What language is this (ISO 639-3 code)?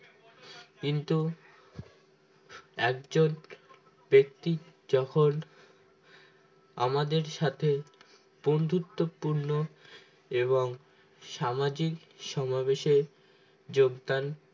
ben